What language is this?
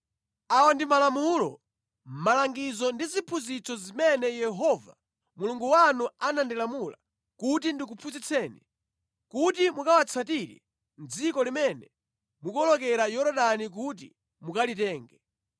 Nyanja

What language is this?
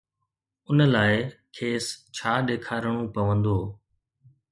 Sindhi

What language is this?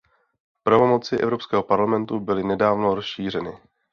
Czech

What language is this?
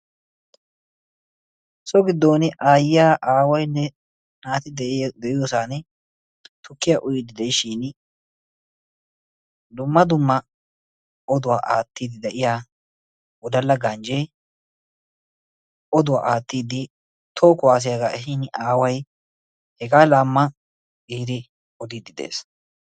Wolaytta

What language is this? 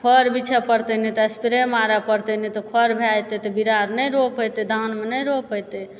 Maithili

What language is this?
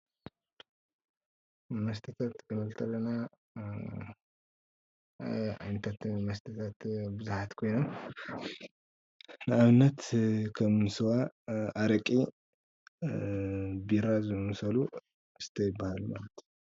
Tigrinya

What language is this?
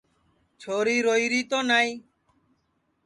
Sansi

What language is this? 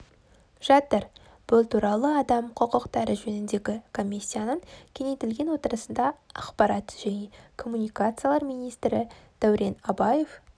Kazakh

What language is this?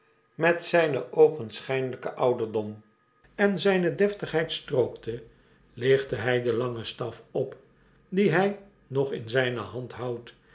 Dutch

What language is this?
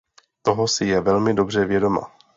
Czech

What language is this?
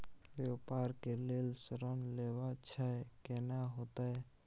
Maithili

